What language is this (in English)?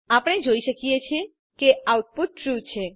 Gujarati